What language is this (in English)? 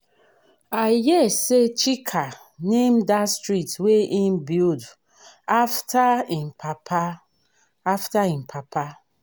Nigerian Pidgin